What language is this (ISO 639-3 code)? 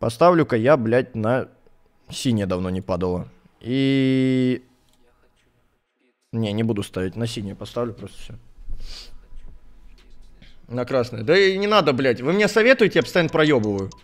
rus